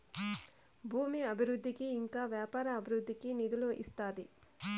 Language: Telugu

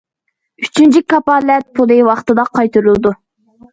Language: Uyghur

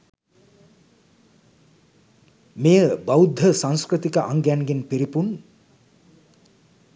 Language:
Sinhala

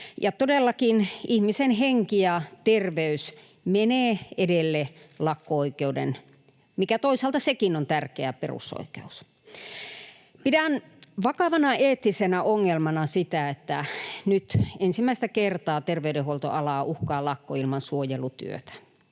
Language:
Finnish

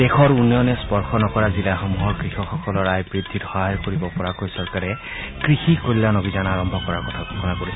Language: Assamese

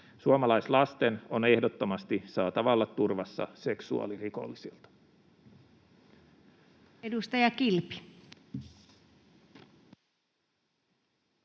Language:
Finnish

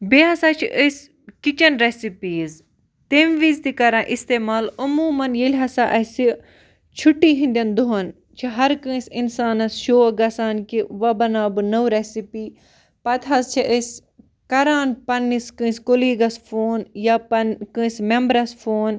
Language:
Kashmiri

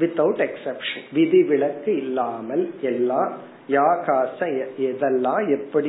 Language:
Tamil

